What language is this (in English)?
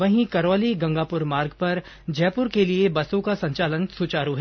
Hindi